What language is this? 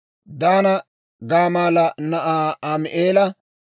Dawro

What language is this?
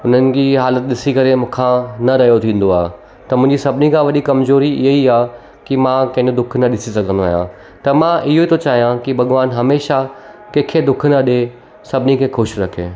Sindhi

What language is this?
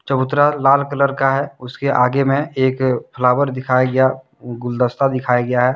Hindi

